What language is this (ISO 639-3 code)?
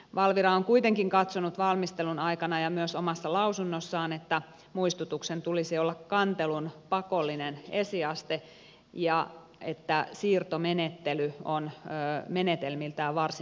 fin